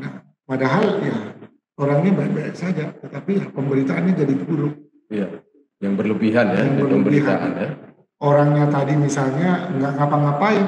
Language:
Indonesian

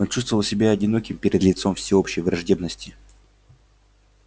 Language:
Russian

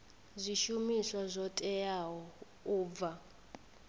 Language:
Venda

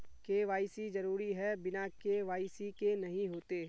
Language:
Magahi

